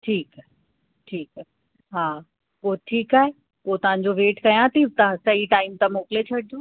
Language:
Sindhi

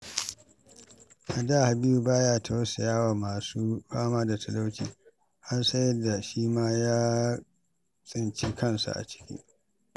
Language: Hausa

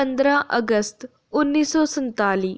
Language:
Dogri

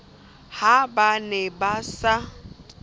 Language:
Southern Sotho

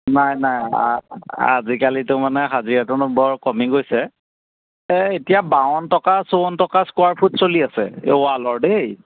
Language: Assamese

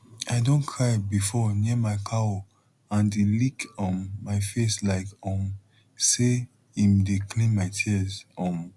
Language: Nigerian Pidgin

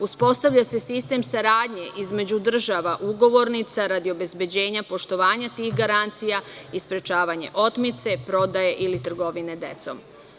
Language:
Serbian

